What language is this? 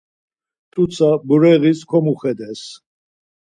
Laz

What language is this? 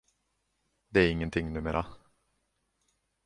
Swedish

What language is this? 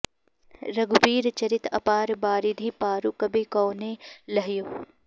Sanskrit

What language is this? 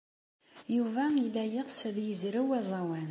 Kabyle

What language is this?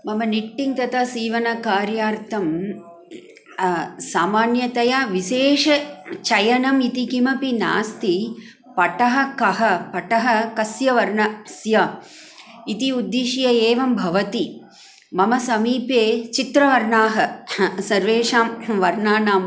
Sanskrit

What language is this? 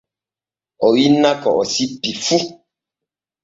Borgu Fulfulde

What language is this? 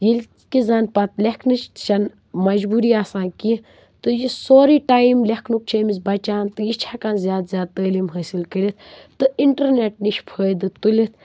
Kashmiri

